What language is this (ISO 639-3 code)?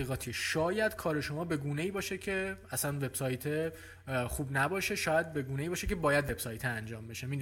fas